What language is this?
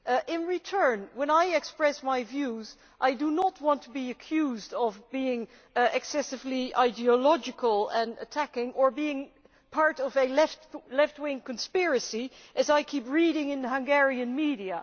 English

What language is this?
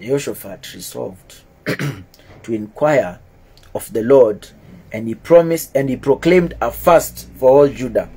English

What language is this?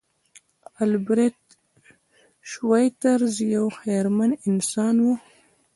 Pashto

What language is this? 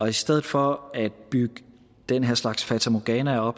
Danish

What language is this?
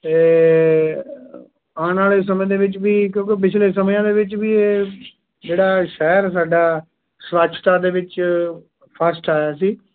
Punjabi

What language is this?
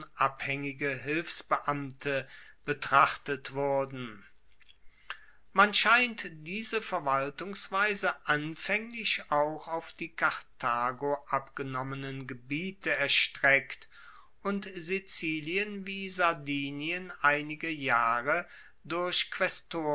German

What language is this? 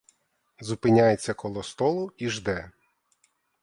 Ukrainian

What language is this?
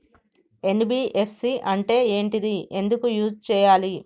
Telugu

